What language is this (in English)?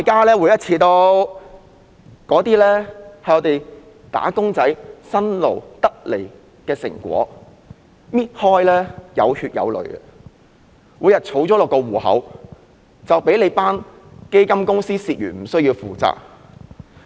Cantonese